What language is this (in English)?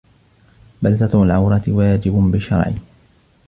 Arabic